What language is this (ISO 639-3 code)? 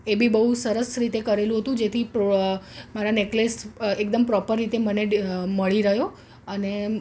guj